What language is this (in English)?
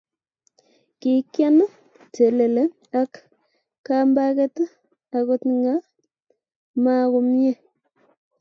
Kalenjin